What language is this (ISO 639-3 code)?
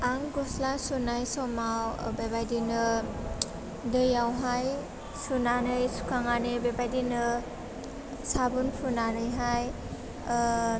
brx